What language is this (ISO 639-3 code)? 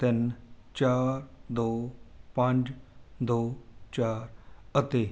pan